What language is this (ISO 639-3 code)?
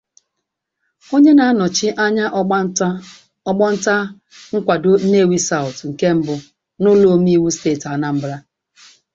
ibo